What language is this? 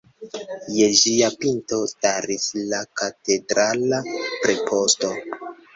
Esperanto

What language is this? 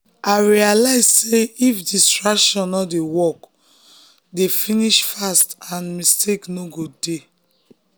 Nigerian Pidgin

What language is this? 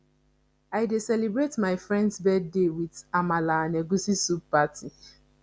Nigerian Pidgin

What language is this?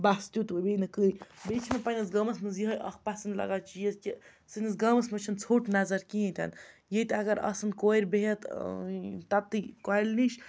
Kashmiri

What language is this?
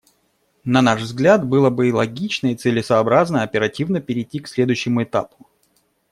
Russian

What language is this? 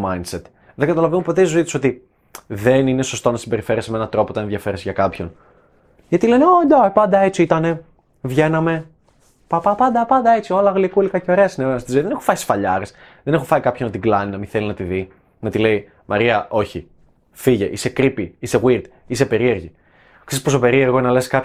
Greek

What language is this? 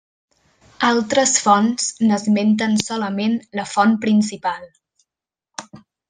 Catalan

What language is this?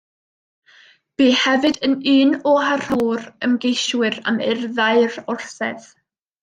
Welsh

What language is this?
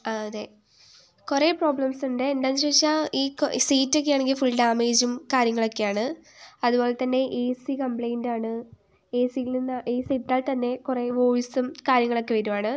Malayalam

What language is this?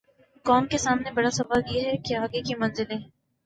Urdu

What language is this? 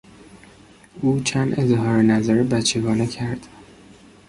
Persian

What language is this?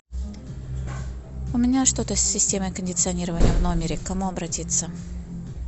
Russian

